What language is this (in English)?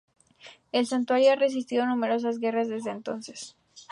Spanish